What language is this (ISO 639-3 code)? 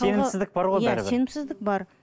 kaz